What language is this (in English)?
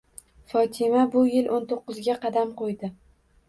Uzbek